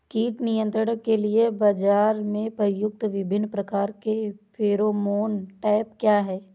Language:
Hindi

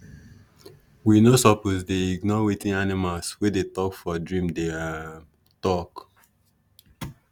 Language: Nigerian Pidgin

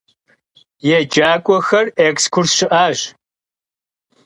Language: Kabardian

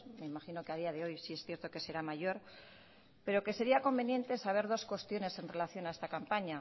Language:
Spanish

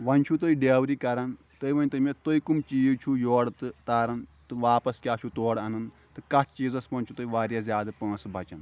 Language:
Kashmiri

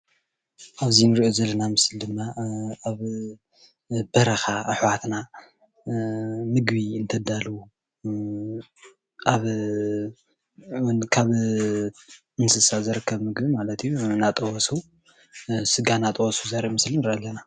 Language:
Tigrinya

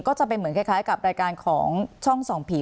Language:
Thai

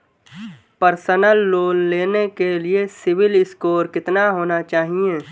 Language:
Hindi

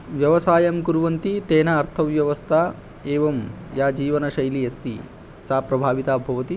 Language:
Sanskrit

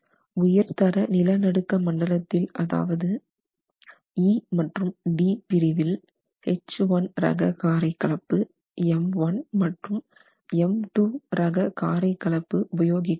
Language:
Tamil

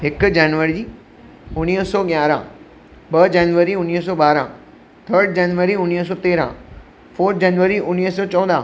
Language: Sindhi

